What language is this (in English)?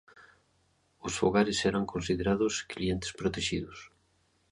Galician